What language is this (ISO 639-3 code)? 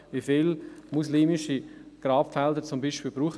gsw